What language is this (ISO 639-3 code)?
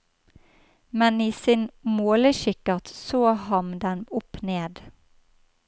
nor